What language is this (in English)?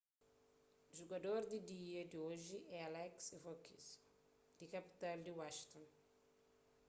Kabuverdianu